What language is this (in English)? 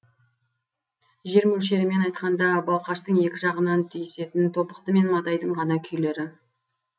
Kazakh